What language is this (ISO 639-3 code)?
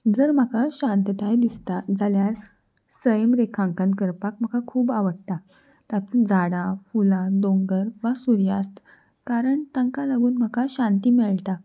kok